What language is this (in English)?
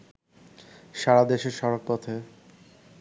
Bangla